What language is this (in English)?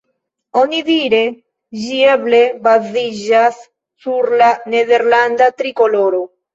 Esperanto